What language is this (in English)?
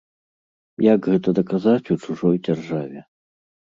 Belarusian